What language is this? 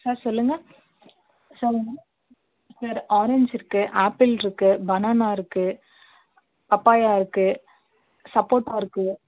Tamil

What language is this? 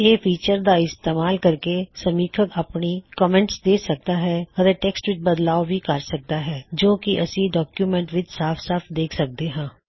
Punjabi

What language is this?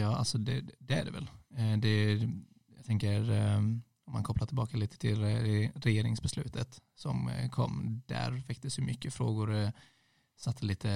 Swedish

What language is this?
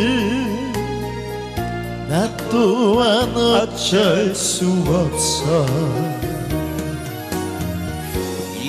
Korean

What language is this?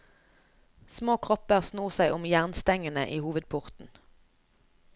Norwegian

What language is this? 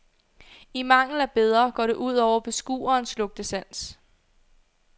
Danish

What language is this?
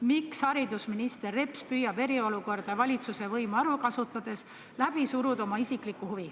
Estonian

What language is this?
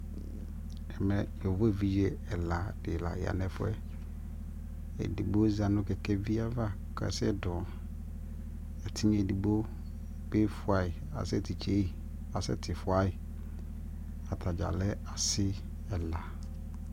Ikposo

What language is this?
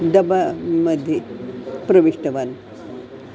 Sanskrit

